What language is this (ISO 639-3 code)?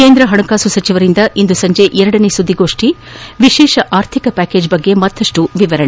kan